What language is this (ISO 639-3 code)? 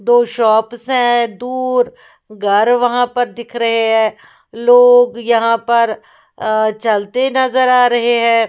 hin